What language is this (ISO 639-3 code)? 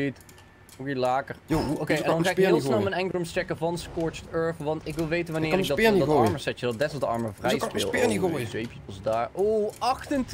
nld